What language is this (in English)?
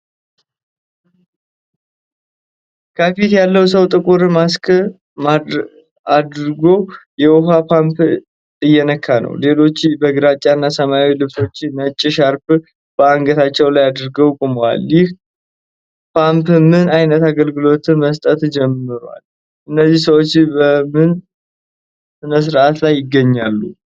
Amharic